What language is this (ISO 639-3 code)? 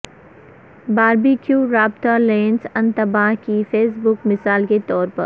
urd